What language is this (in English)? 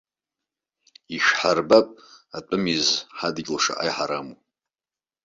Abkhazian